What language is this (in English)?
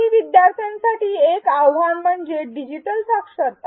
Marathi